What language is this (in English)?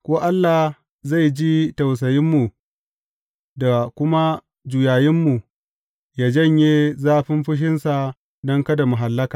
Hausa